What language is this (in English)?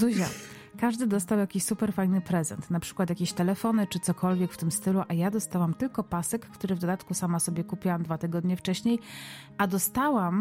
Polish